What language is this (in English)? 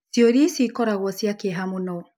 Kikuyu